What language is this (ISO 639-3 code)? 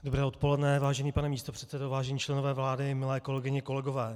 ces